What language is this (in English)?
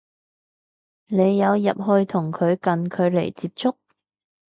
Cantonese